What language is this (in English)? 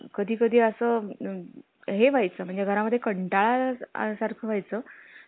Marathi